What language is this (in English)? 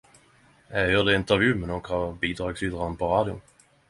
Norwegian Nynorsk